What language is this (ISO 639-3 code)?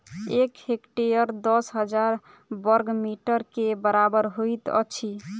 mai